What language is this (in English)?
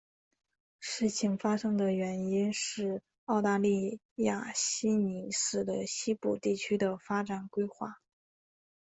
Chinese